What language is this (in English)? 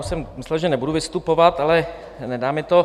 Czech